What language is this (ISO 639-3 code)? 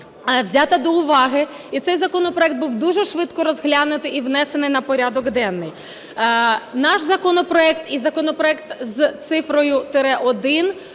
ukr